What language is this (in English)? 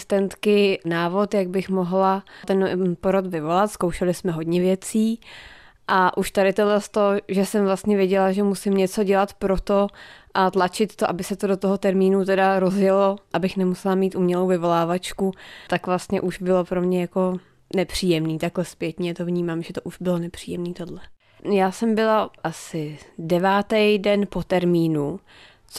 Czech